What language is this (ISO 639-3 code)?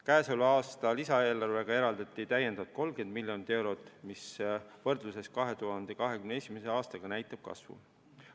est